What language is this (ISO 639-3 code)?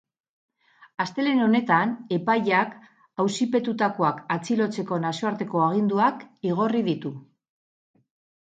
eus